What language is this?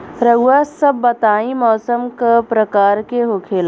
Bhojpuri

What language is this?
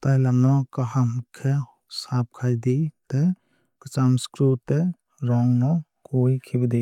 Kok Borok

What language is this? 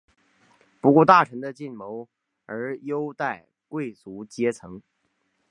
Chinese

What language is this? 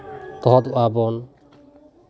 Santali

